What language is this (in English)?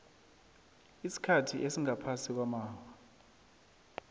South Ndebele